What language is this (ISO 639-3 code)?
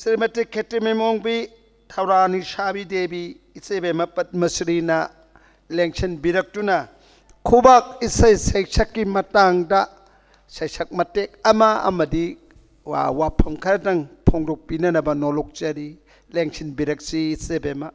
kor